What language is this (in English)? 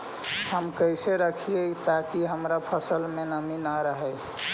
Magahi